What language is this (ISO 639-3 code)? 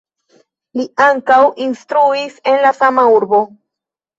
epo